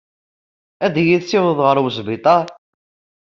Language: Kabyle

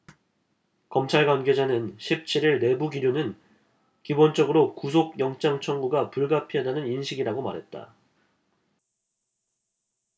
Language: Korean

